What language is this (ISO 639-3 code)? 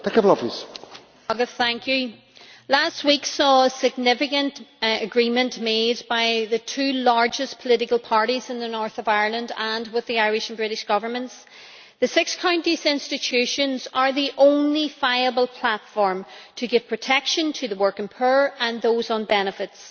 eng